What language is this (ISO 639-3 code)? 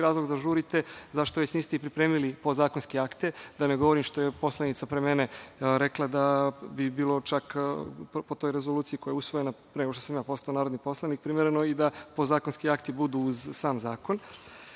srp